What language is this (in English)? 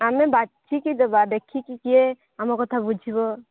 Odia